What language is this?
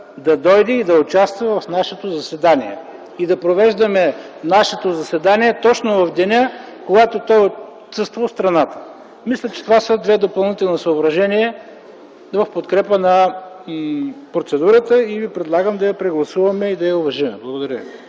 Bulgarian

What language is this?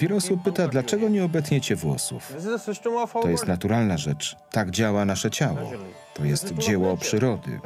Polish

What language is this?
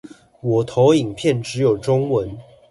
Chinese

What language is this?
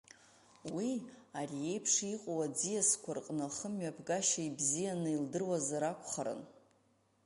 Abkhazian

